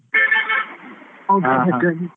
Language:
Kannada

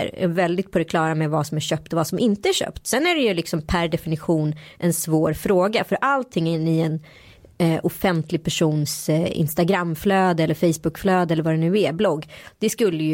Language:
Swedish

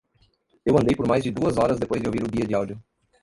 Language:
Portuguese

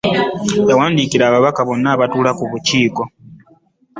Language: Ganda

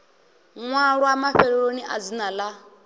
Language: Venda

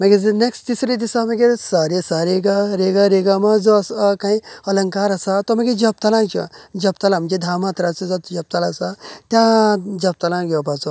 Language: Konkani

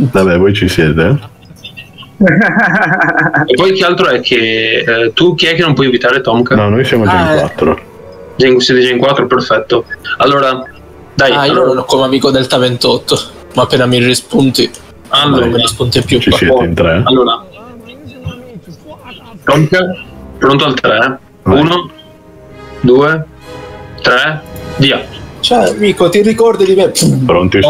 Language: Italian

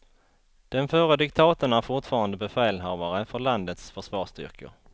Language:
Swedish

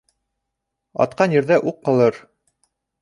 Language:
Bashkir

